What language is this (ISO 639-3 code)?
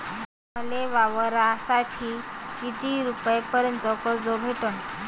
mar